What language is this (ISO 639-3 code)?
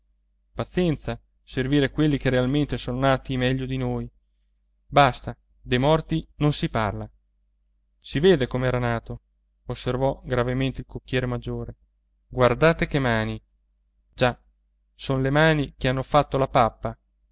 ita